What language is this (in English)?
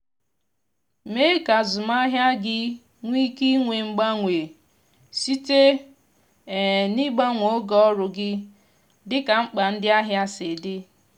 Igbo